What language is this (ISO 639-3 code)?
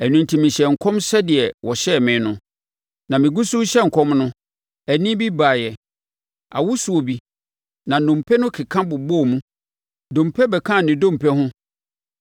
aka